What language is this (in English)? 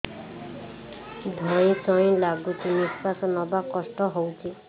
Odia